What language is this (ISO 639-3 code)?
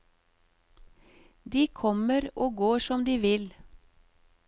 nor